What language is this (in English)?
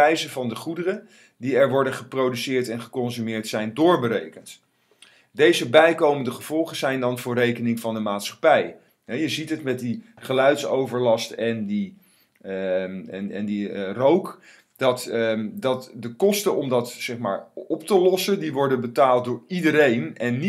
Dutch